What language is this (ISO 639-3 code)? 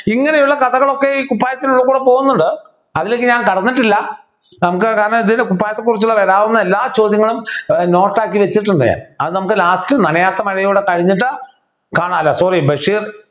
mal